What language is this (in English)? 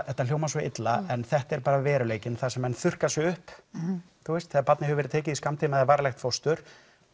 Icelandic